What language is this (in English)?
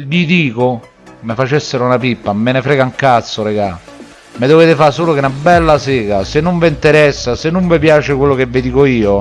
Italian